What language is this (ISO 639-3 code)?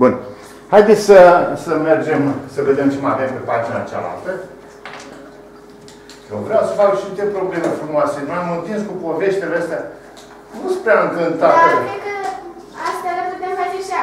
ron